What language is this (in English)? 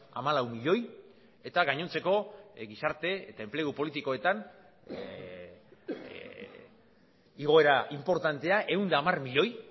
Basque